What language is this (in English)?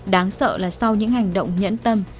Vietnamese